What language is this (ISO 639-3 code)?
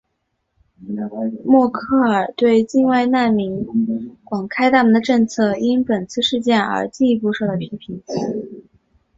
zho